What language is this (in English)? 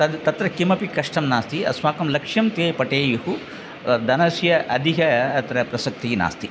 Sanskrit